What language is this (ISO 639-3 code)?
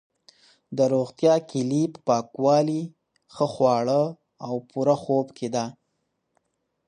pus